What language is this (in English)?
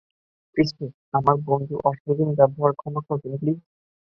Bangla